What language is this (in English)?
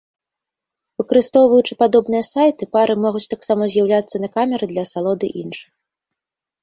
Belarusian